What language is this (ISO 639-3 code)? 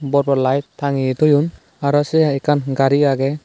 ccp